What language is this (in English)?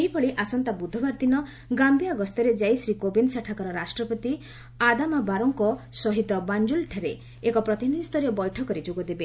Odia